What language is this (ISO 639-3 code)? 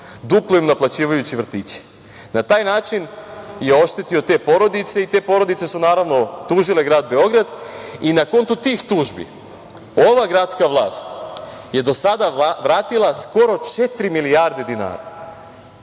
srp